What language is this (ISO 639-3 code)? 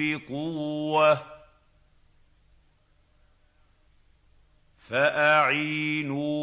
ara